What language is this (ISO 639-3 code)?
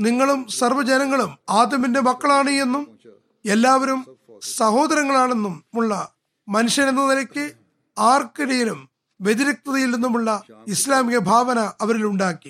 mal